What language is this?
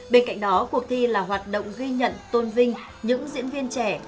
Vietnamese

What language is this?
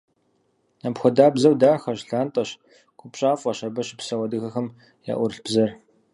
Kabardian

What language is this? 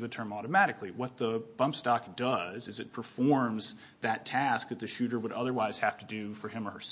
English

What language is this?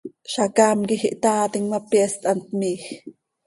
Seri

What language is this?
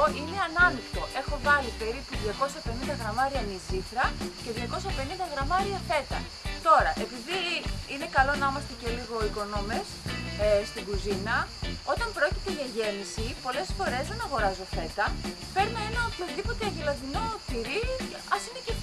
Greek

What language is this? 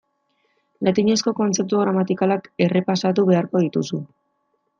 Basque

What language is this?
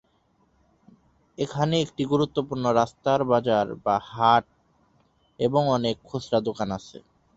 Bangla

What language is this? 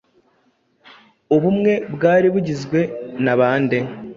Kinyarwanda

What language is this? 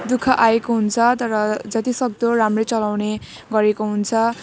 Nepali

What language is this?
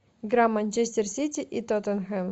Russian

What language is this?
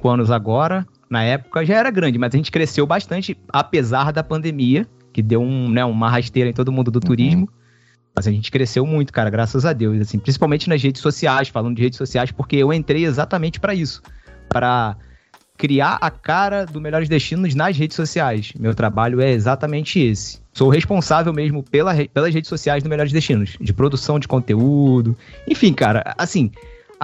Portuguese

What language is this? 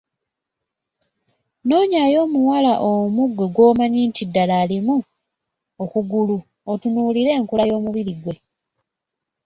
Ganda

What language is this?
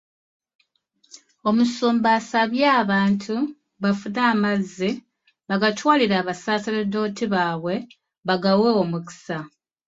Ganda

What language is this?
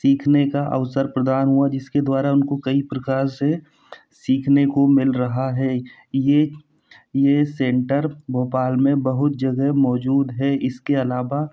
Hindi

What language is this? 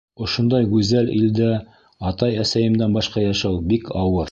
Bashkir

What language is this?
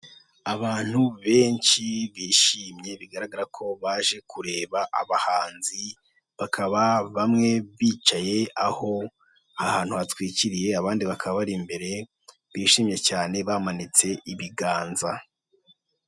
Kinyarwanda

